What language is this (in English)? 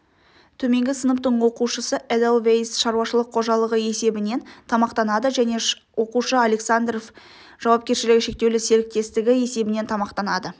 Kazakh